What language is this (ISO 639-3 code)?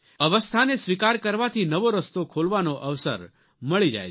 guj